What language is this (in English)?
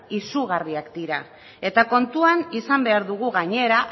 Basque